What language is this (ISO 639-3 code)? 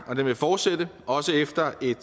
dan